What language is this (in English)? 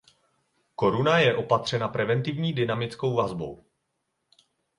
Czech